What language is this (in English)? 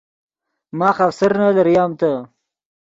Yidgha